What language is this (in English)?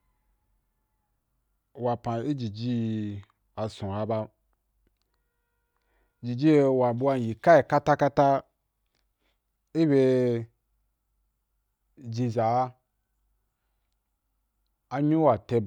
Wapan